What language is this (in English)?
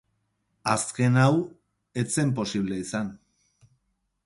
Basque